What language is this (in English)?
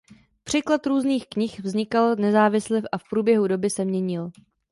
Czech